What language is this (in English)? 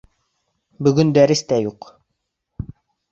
Bashkir